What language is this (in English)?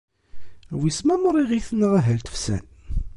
Kabyle